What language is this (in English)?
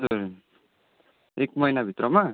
Nepali